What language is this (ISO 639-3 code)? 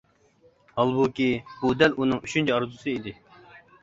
uig